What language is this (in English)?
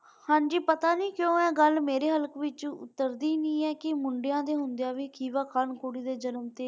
Punjabi